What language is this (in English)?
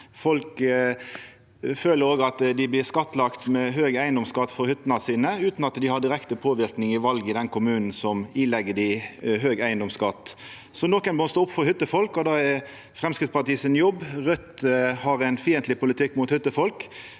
Norwegian